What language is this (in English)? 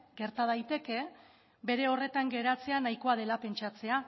Basque